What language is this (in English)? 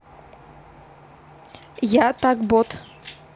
Russian